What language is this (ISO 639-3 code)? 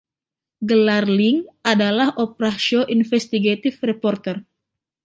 ind